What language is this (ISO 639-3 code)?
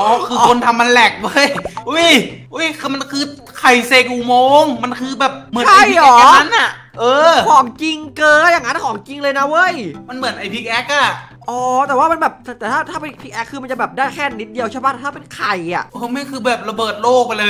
tha